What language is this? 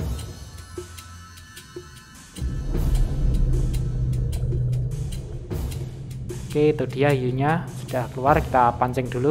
Indonesian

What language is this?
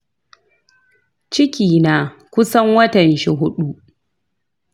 Hausa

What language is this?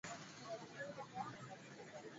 Swahili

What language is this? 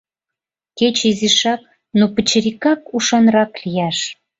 Mari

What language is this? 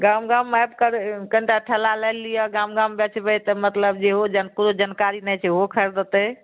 Maithili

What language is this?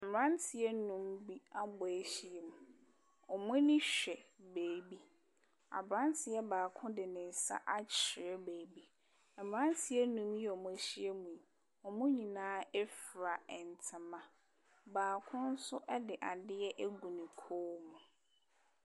Akan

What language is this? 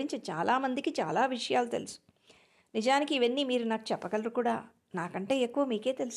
Telugu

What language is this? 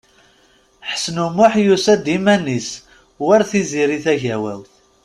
Kabyle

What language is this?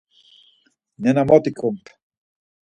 Laz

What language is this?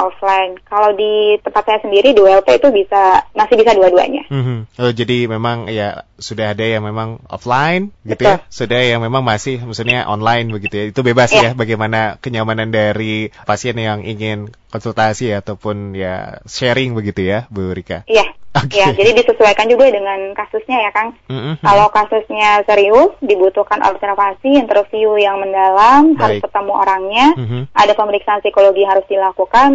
Indonesian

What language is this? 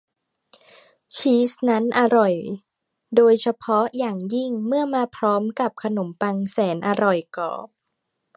Thai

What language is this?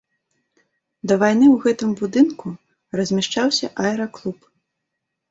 Belarusian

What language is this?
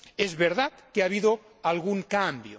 Spanish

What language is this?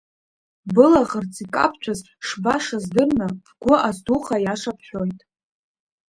Abkhazian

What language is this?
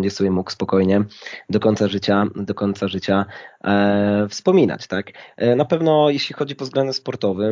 Polish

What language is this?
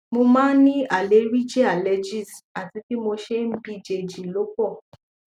Yoruba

